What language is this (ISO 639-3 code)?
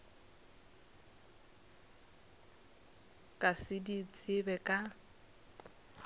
nso